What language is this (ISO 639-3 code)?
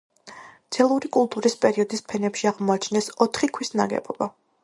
kat